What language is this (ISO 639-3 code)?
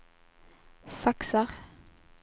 swe